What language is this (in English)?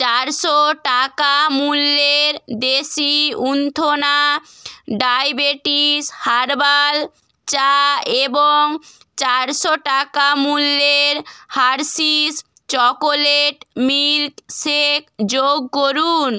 Bangla